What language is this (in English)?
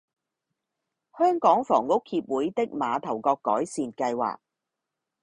Cantonese